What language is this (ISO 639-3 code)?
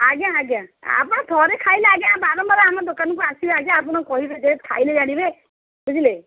ori